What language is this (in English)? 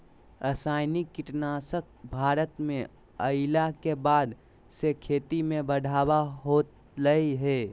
Magahi